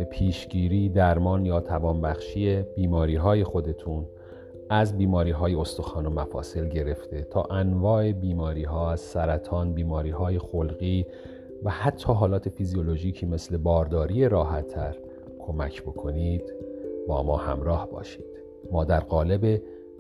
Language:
Persian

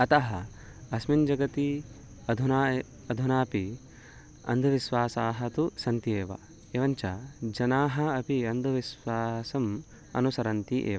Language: Sanskrit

